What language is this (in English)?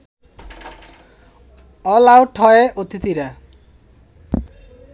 Bangla